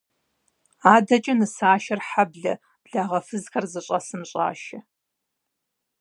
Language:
Kabardian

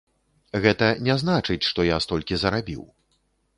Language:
Belarusian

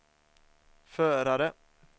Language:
Swedish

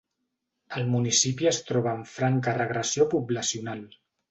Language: Catalan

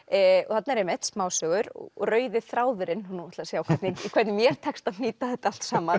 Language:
Icelandic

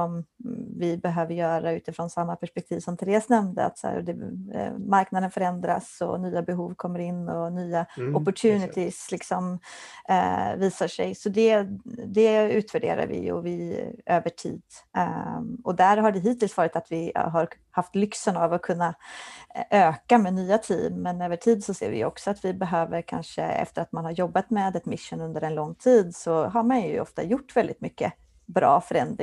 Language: Swedish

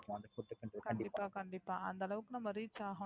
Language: Tamil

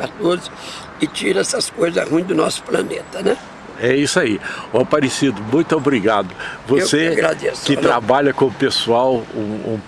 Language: Portuguese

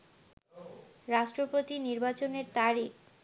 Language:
Bangla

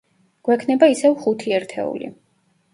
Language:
Georgian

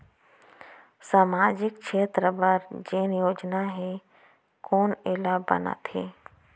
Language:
Chhattisgarhi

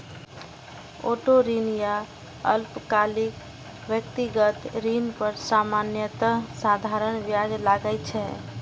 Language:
Maithili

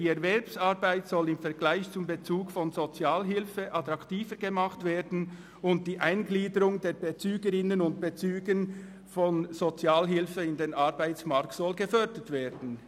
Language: Swiss German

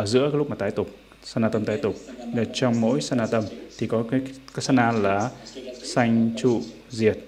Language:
Vietnamese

